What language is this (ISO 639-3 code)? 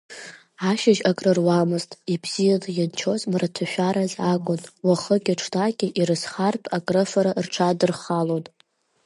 abk